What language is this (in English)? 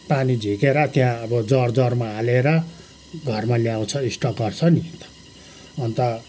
Nepali